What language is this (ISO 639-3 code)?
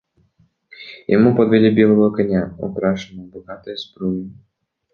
rus